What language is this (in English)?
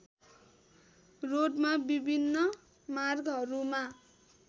Nepali